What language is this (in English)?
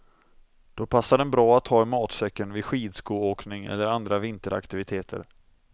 Swedish